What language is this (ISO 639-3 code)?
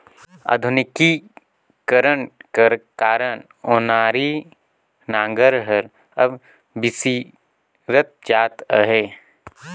hne